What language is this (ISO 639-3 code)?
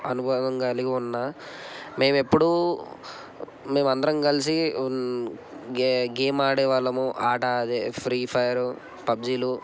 tel